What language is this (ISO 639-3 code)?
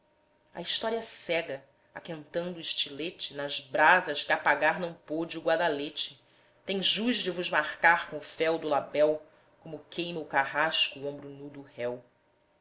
por